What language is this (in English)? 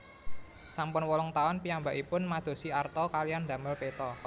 Javanese